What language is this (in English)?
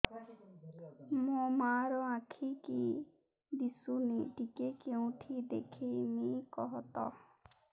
Odia